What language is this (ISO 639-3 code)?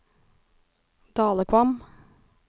nor